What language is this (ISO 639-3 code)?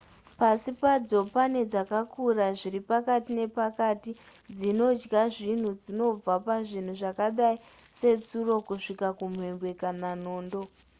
sna